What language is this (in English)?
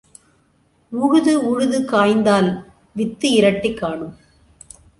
Tamil